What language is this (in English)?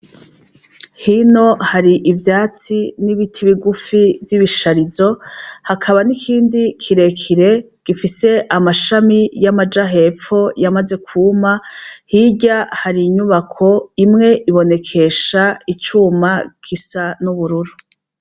Rundi